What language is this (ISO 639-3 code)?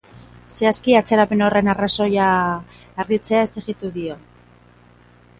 eus